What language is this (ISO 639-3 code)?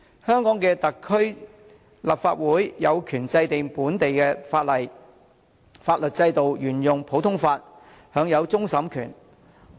yue